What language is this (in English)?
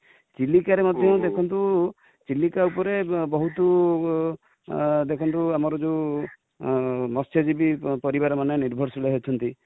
Odia